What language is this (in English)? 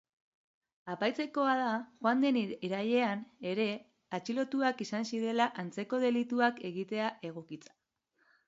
Basque